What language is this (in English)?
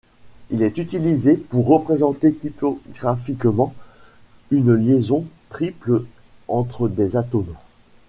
French